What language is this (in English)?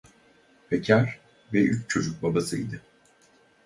Turkish